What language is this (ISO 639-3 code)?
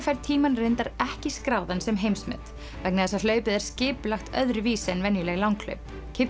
isl